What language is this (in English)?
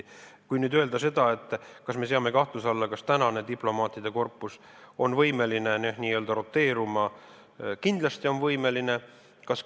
Estonian